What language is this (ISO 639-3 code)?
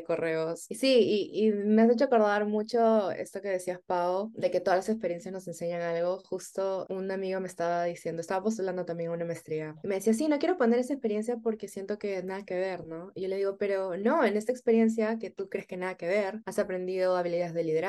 spa